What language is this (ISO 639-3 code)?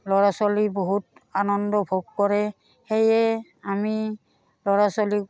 asm